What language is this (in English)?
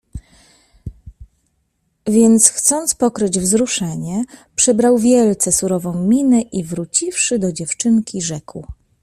Polish